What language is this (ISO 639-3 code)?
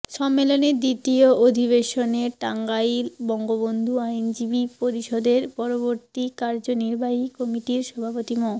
ben